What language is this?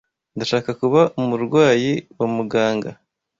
Kinyarwanda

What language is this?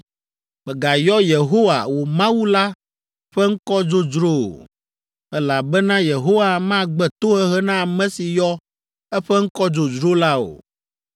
Ewe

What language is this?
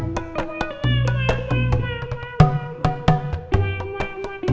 Indonesian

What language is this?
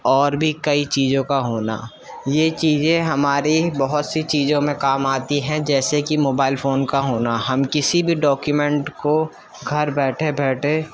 Urdu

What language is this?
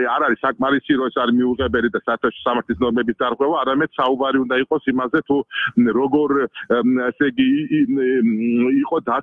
Polish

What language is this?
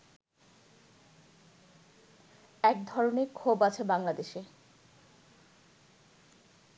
Bangla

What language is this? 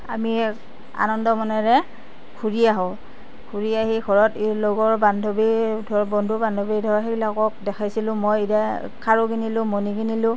Assamese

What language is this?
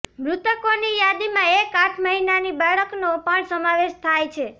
Gujarati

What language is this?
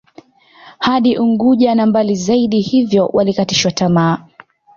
Swahili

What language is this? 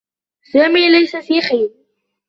Arabic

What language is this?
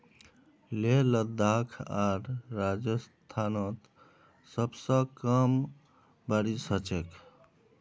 Magahi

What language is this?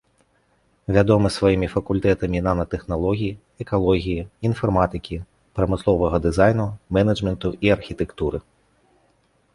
Belarusian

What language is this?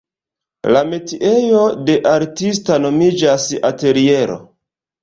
Esperanto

